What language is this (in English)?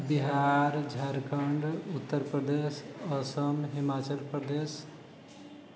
Maithili